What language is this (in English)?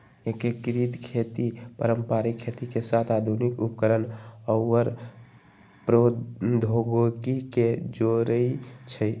Magahi